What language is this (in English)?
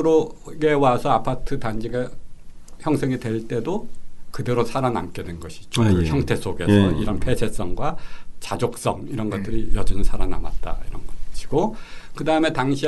Korean